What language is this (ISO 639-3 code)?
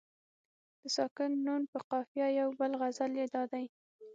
pus